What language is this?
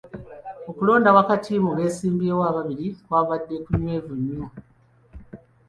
Ganda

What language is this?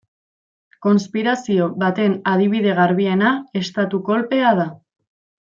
Basque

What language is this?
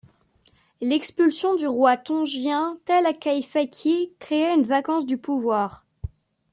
French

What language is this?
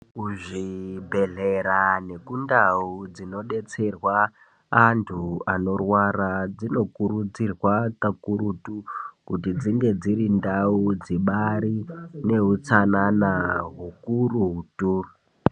Ndau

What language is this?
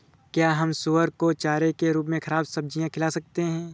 Hindi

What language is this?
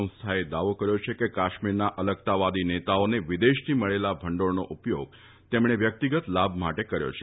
Gujarati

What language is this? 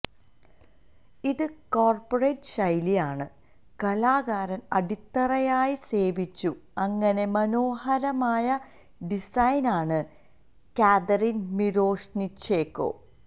Malayalam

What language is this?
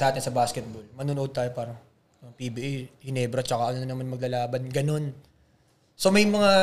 Filipino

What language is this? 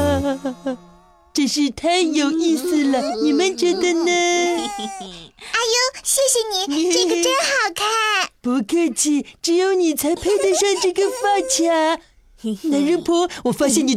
Chinese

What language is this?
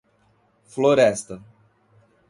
Portuguese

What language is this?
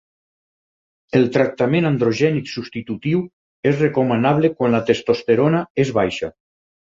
Catalan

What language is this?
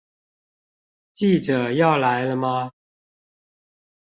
Chinese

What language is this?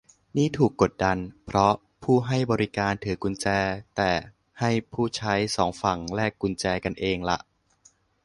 Thai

